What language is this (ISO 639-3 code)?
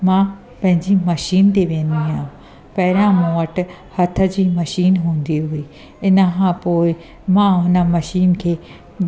snd